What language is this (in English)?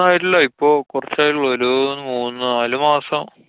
Malayalam